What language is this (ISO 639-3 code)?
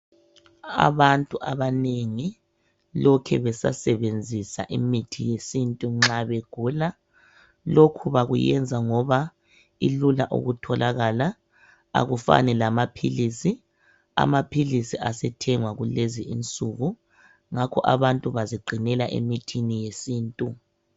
nde